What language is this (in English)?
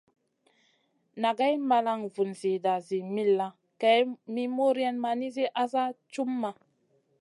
Masana